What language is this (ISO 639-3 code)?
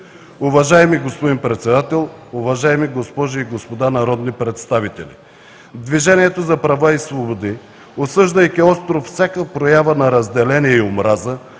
bul